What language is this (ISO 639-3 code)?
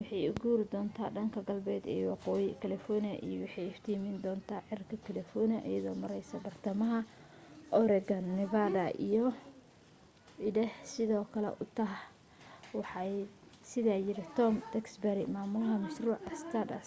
som